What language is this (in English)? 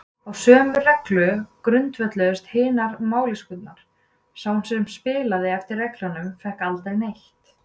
Icelandic